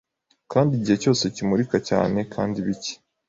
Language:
Kinyarwanda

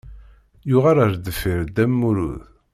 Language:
Kabyle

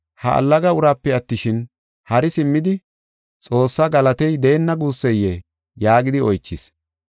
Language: Gofa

